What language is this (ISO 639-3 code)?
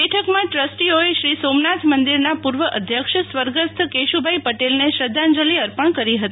guj